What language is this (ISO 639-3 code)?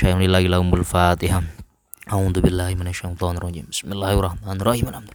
ind